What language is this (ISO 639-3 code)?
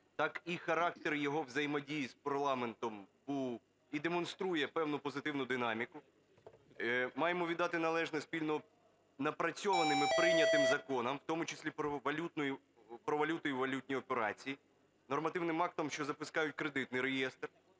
ukr